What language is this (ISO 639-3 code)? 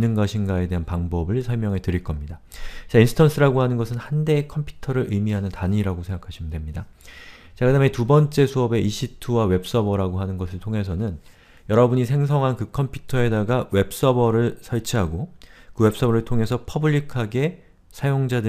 kor